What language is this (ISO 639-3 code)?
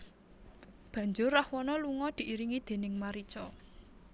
jav